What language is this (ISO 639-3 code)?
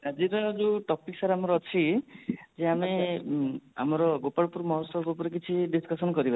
ori